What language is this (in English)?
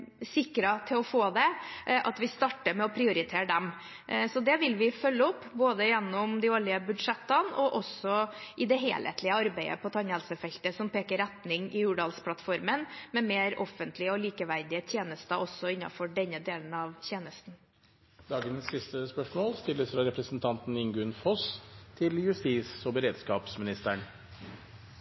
Norwegian